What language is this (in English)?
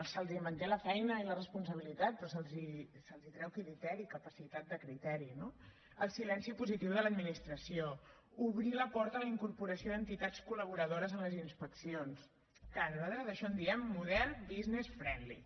Catalan